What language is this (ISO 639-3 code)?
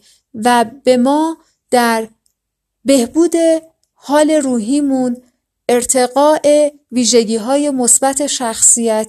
fas